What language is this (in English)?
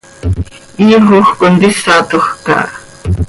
Seri